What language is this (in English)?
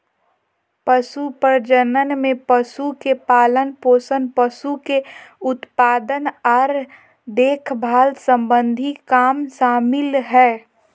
Magahi